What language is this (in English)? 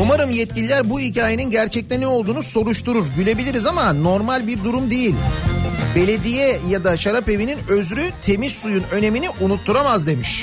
Turkish